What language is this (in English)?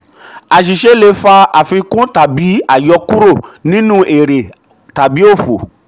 Yoruba